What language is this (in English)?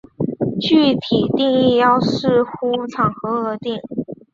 Chinese